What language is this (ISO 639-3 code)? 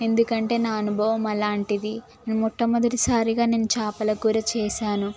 tel